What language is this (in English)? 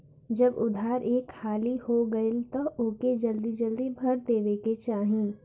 Bhojpuri